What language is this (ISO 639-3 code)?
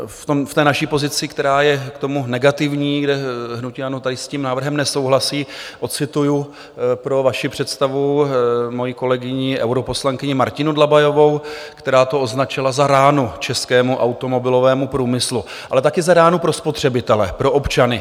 ces